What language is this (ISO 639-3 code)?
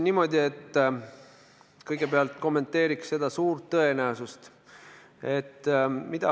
est